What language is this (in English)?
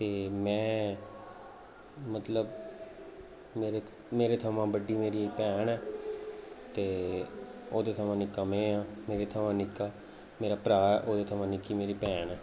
Dogri